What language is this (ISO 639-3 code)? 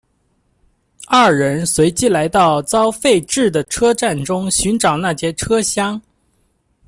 zho